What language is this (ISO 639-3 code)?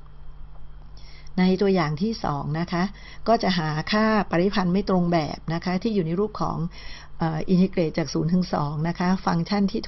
tha